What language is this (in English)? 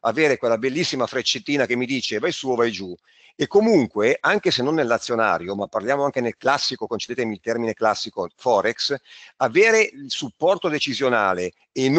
Italian